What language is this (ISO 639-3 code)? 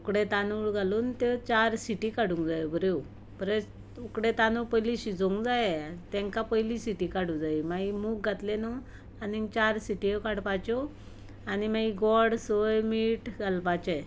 kok